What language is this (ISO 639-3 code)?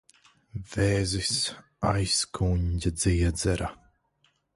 lav